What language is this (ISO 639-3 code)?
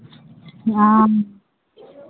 mai